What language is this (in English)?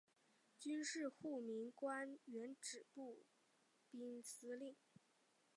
Chinese